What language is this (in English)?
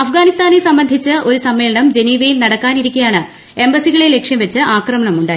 Malayalam